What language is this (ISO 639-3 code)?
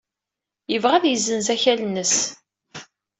kab